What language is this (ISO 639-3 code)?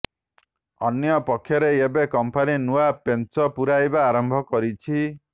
ori